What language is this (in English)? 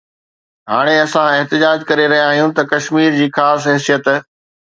Sindhi